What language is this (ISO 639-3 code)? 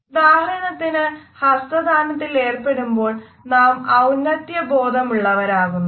mal